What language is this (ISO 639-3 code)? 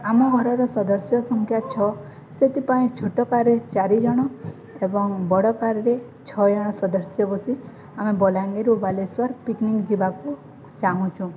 ori